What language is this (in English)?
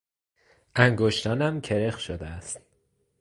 Persian